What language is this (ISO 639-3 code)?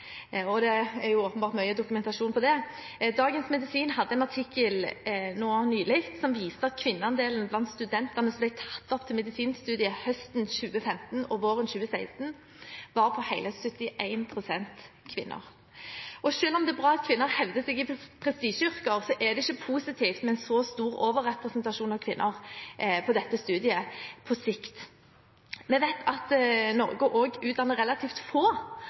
nob